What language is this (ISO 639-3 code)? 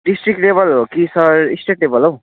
nep